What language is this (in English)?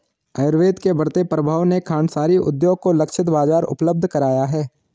Hindi